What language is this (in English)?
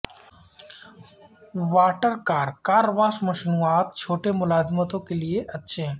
Urdu